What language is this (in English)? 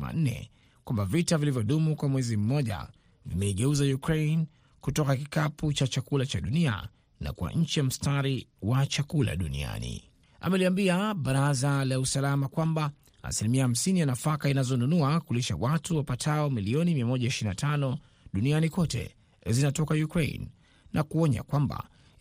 Swahili